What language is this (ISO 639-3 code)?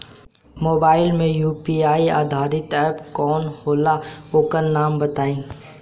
bho